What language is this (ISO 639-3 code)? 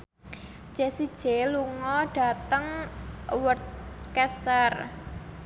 jav